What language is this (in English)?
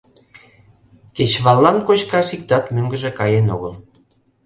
Mari